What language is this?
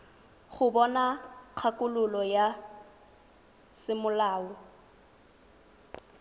Tswana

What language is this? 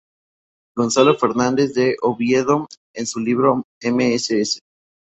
Spanish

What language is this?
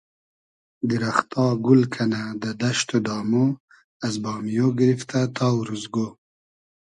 Hazaragi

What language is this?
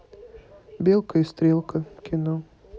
Russian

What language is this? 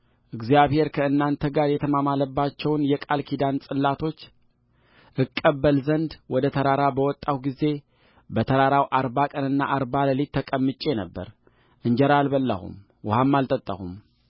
Amharic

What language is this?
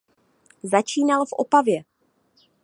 Czech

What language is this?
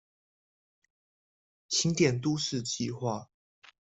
Chinese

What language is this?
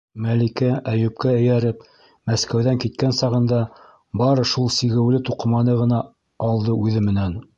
Bashkir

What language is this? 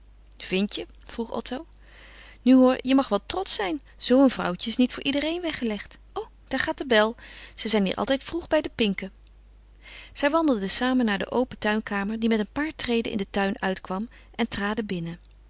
Dutch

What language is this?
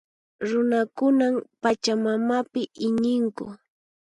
Puno Quechua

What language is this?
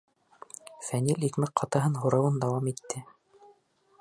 Bashkir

